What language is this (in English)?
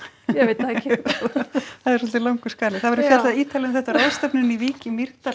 Icelandic